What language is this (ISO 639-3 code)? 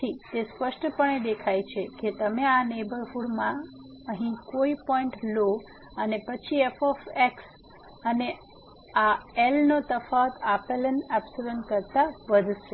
guj